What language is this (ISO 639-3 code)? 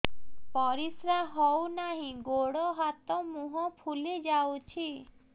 ori